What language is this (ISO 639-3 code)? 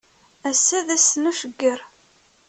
kab